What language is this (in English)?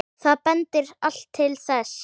Icelandic